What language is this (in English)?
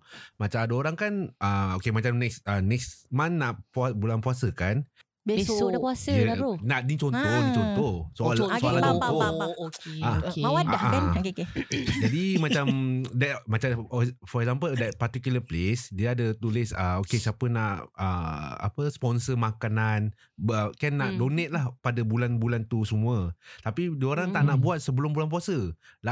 Malay